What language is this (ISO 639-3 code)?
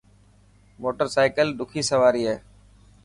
mki